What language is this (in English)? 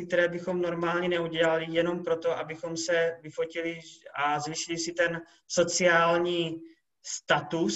Czech